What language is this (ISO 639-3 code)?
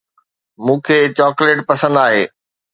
snd